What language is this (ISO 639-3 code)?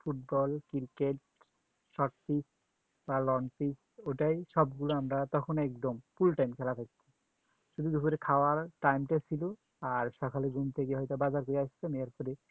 ben